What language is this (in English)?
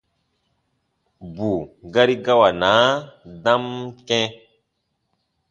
Baatonum